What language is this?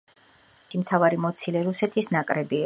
Georgian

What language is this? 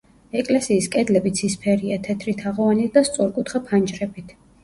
Georgian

